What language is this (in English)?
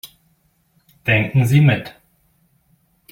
German